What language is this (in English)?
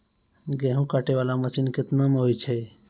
Maithili